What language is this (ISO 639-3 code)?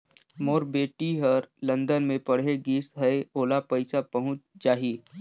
hne